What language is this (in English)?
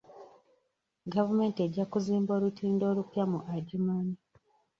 Ganda